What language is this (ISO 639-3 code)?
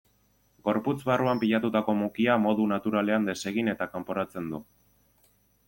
eus